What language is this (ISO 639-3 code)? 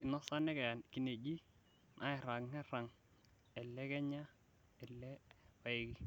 mas